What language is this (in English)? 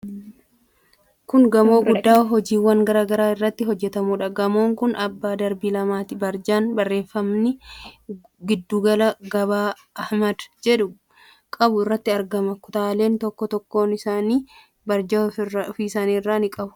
Oromo